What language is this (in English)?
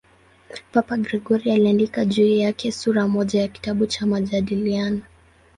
Swahili